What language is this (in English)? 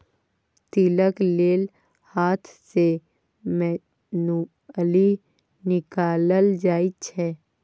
Maithili